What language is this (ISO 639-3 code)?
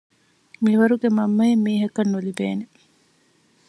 div